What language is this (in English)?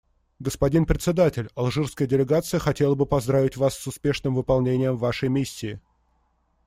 Russian